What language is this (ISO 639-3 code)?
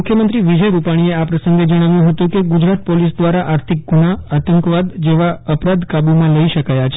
guj